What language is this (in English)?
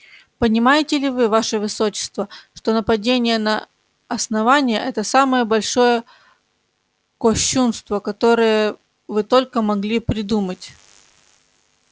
Russian